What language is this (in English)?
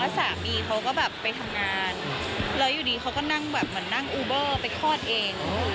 Thai